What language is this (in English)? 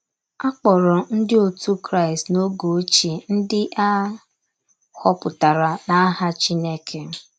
Igbo